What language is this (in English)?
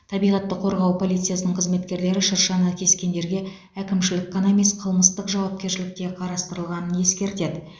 Kazakh